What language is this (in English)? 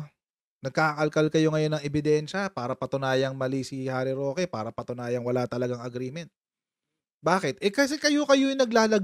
Filipino